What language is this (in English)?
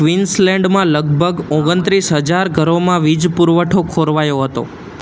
Gujarati